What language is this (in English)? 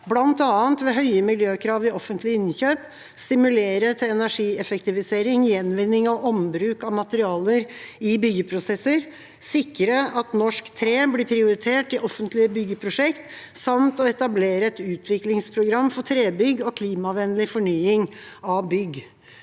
Norwegian